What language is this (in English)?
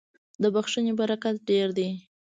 Pashto